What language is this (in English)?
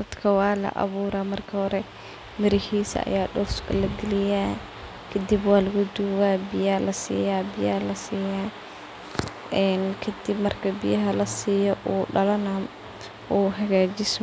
Somali